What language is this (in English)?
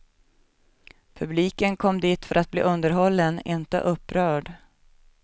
Swedish